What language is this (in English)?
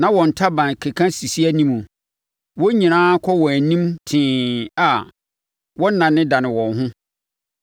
Akan